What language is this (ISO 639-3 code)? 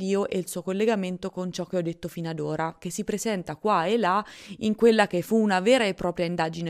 ita